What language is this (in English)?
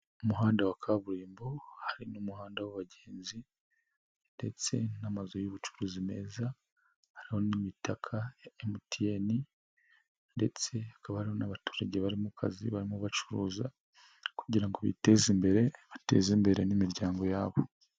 Kinyarwanda